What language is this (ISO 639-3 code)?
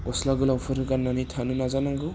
brx